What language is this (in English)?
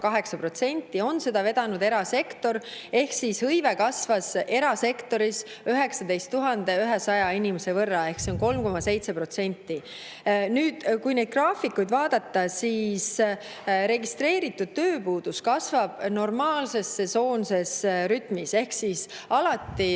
Estonian